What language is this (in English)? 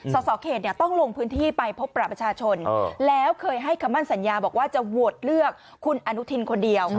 Thai